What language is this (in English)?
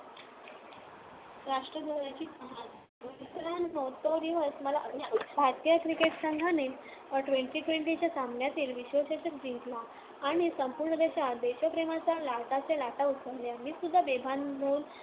Marathi